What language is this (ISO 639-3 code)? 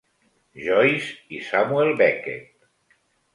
cat